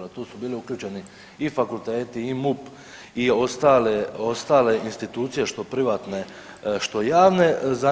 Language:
Croatian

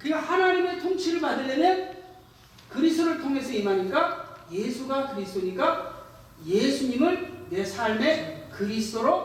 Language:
Korean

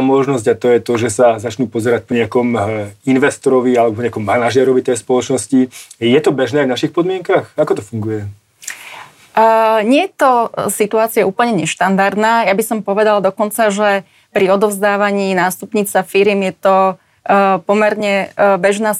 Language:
Slovak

